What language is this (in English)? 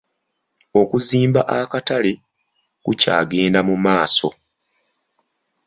Ganda